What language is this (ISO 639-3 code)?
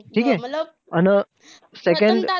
mar